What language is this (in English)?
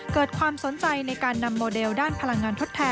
Thai